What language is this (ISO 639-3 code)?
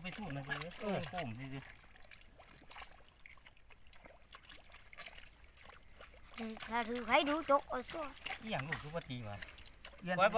tha